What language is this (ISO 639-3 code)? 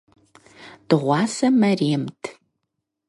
kbd